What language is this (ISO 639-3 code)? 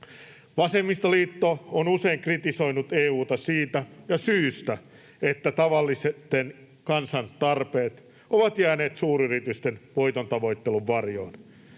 fin